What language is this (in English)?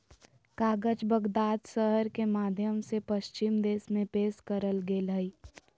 Magahi